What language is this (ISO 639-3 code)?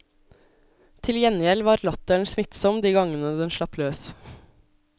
nor